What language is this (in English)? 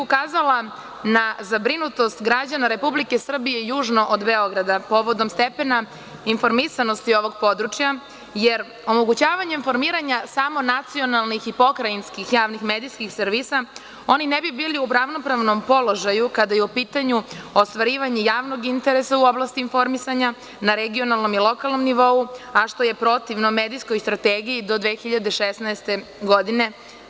Serbian